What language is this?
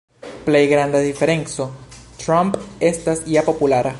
Esperanto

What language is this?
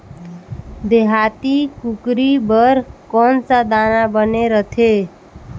Chhattisgarhi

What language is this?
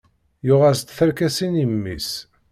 Kabyle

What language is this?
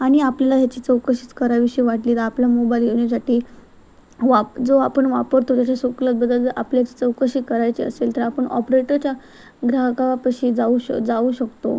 Marathi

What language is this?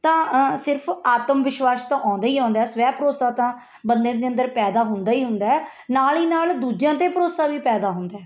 Punjabi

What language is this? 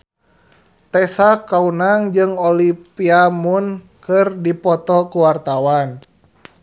Sundanese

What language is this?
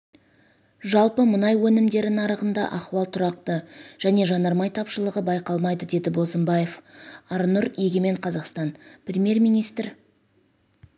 Kazakh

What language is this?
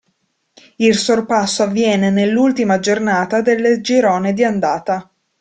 Italian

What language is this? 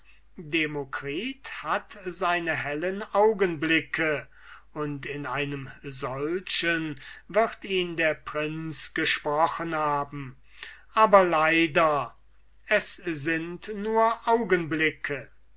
German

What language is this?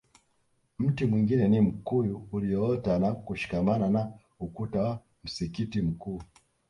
Swahili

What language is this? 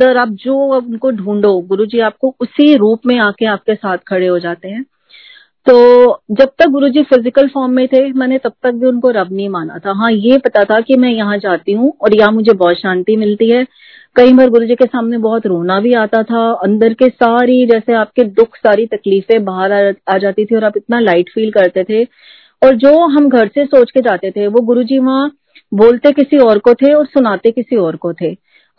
Hindi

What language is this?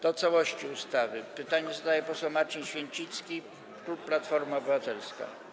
Polish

